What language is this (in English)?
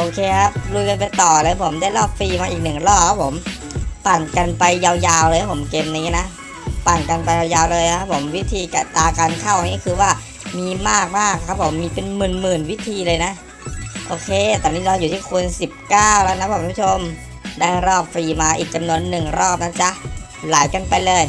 Thai